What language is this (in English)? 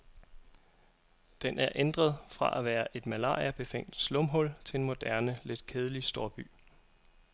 Danish